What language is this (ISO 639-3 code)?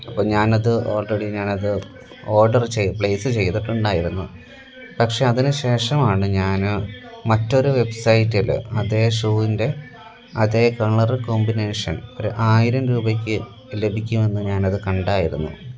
mal